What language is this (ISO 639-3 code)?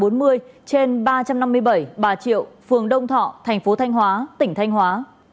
vie